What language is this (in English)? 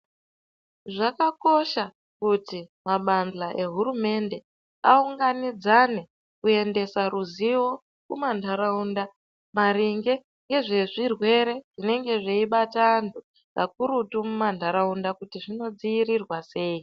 Ndau